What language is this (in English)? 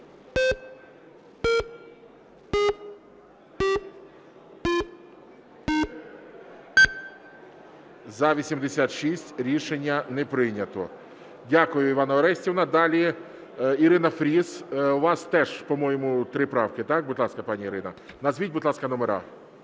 Ukrainian